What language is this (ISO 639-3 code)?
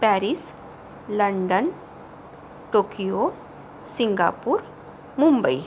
mar